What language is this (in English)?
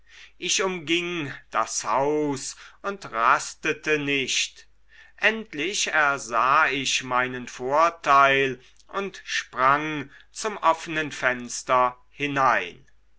German